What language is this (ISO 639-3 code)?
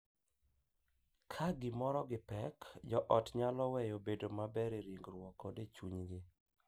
luo